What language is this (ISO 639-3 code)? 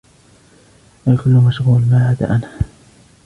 ara